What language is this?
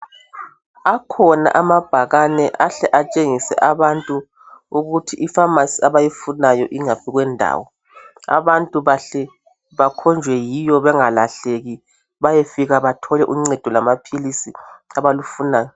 North Ndebele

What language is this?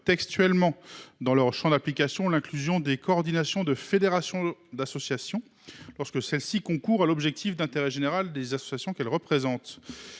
French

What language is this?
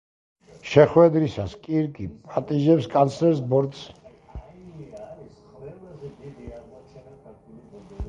Georgian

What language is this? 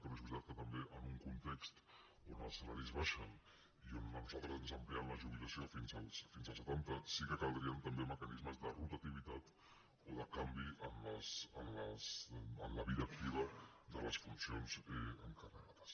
Catalan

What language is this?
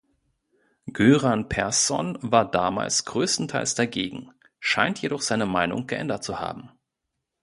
German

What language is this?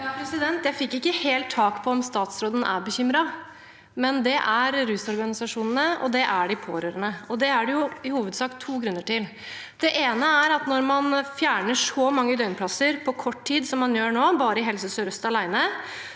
Norwegian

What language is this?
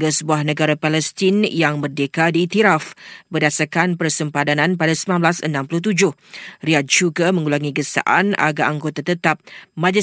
Malay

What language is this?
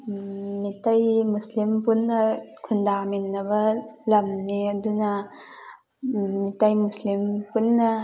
Manipuri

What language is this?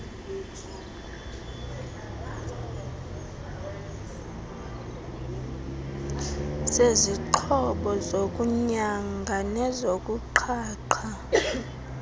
Xhosa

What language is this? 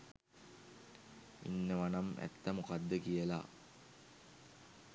Sinhala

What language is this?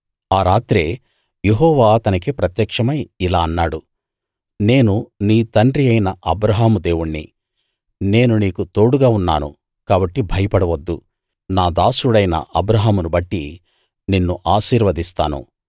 Telugu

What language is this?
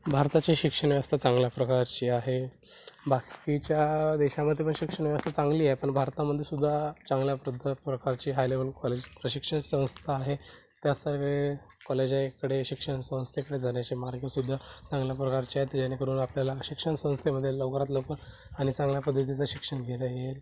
Marathi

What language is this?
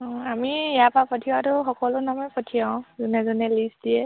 Assamese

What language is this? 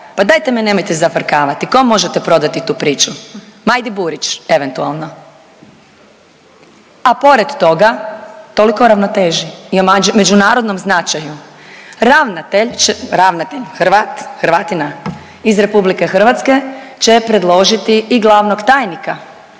Croatian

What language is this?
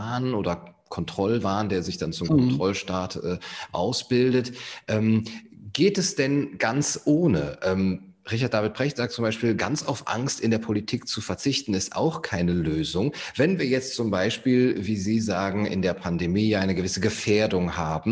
German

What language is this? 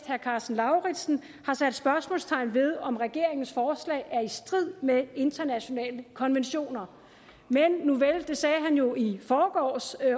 Danish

